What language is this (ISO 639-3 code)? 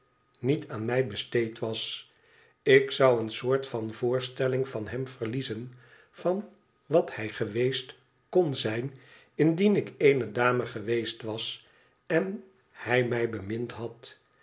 nld